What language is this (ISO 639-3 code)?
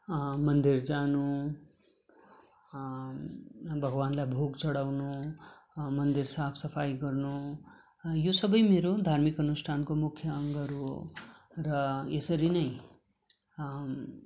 nep